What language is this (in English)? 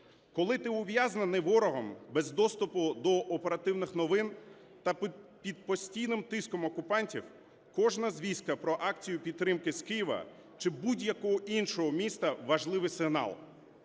Ukrainian